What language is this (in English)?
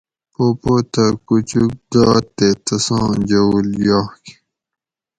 Gawri